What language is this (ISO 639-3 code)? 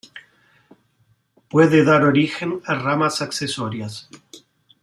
spa